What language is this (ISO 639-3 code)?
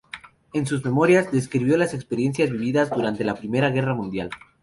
spa